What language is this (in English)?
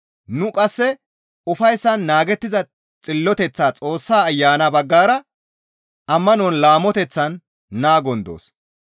Gamo